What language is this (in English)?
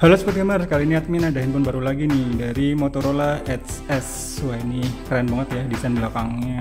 Indonesian